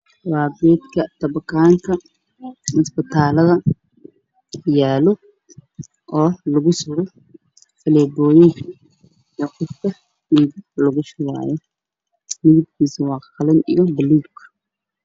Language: Somali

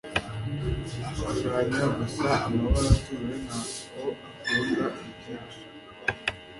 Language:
Kinyarwanda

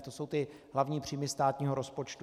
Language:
Czech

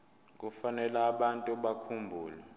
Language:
Zulu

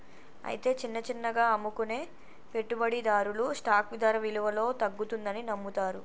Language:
Telugu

